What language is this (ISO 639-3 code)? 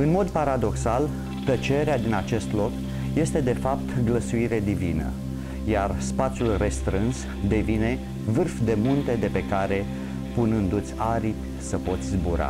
ron